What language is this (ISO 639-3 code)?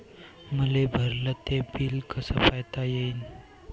mar